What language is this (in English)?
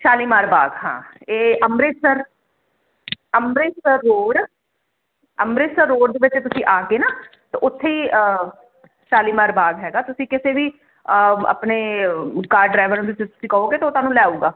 Punjabi